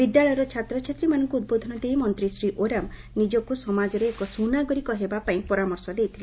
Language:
Odia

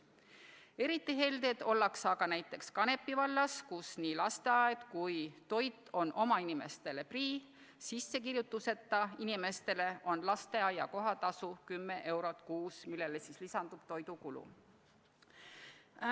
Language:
Estonian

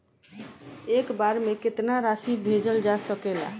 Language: Bhojpuri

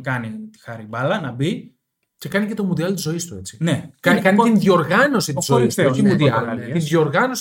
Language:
Greek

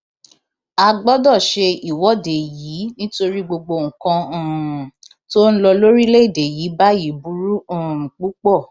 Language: Yoruba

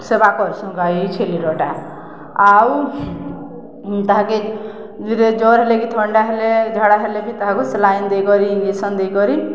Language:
Odia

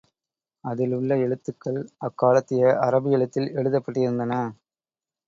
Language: Tamil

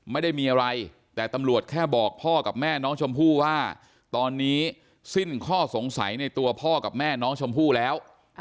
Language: Thai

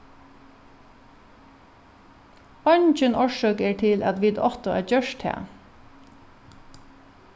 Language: Faroese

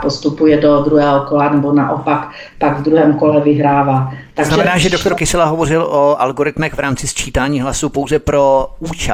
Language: Czech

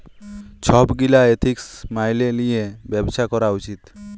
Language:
Bangla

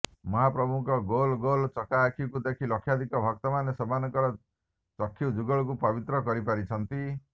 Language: Odia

